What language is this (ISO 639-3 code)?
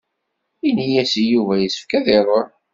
kab